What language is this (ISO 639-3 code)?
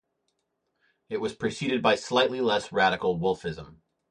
eng